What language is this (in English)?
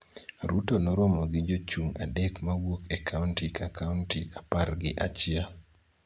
Luo (Kenya and Tanzania)